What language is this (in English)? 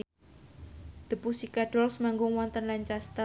Javanese